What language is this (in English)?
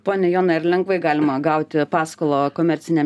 Lithuanian